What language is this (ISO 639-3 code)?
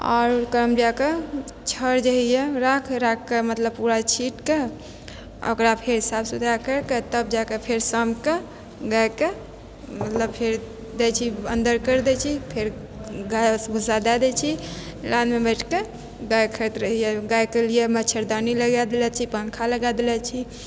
mai